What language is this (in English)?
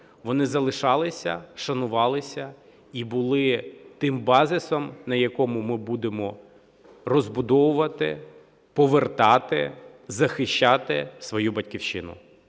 Ukrainian